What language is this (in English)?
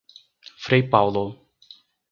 Portuguese